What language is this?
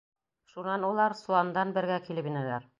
Bashkir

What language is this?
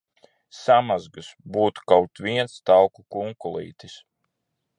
Latvian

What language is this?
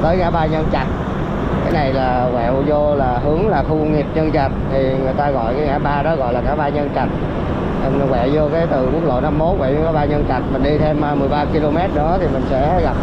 Vietnamese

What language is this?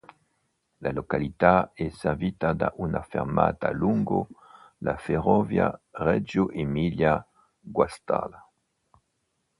Italian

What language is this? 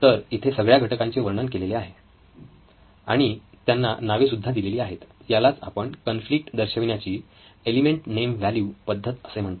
Marathi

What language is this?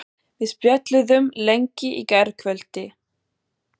Icelandic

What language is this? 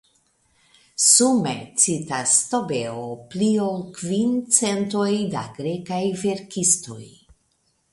Esperanto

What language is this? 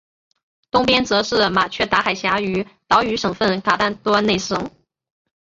Chinese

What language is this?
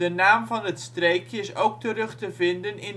Dutch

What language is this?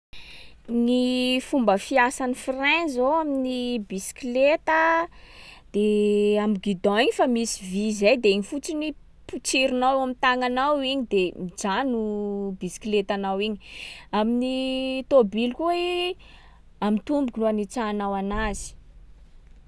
Sakalava Malagasy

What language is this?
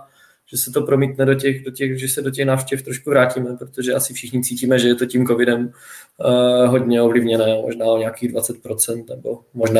Czech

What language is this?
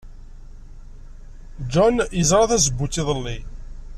Kabyle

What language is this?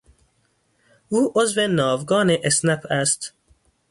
Persian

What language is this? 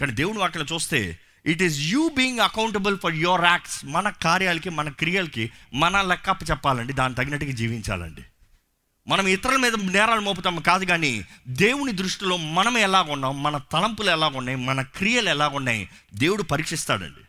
Telugu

